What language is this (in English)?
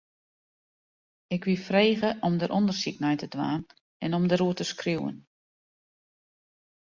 Western Frisian